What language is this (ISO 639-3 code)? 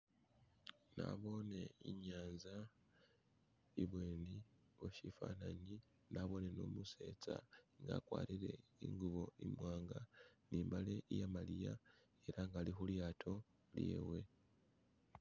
myx